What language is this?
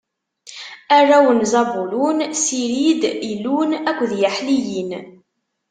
Kabyle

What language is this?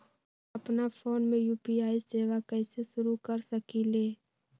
Magahi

